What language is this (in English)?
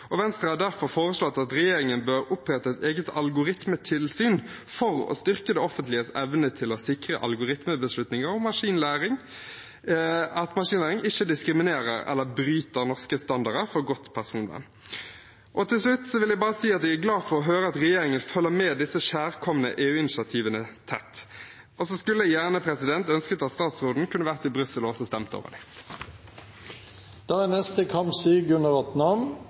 Norwegian Bokmål